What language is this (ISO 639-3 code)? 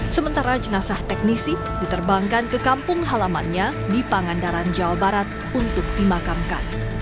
ind